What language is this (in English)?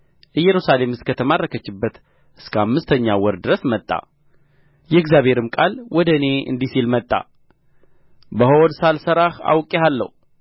Amharic